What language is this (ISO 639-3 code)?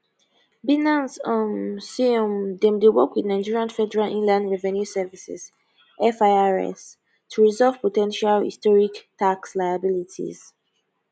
pcm